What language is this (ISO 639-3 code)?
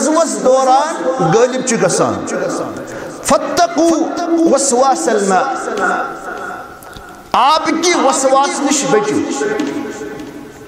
ara